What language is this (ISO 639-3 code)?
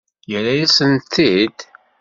kab